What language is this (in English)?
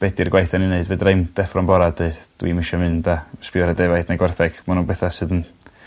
Welsh